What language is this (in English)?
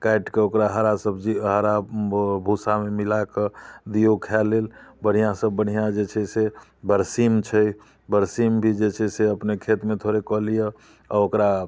Maithili